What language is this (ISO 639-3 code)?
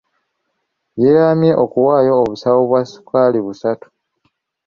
lug